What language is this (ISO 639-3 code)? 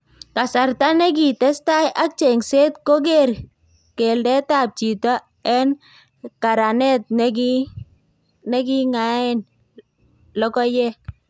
kln